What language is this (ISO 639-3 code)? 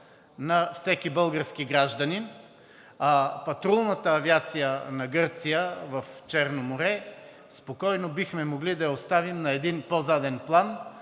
bul